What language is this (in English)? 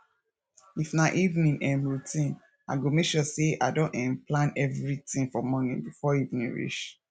Nigerian Pidgin